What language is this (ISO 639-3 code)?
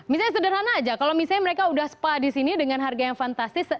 ind